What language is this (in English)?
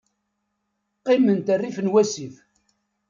Kabyle